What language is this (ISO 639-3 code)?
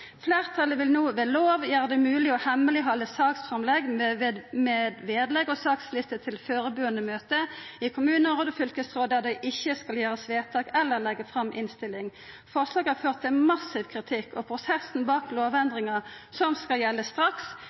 nno